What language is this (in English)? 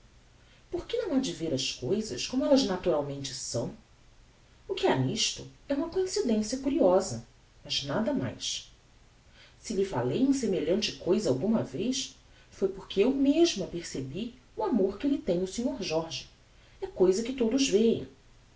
Portuguese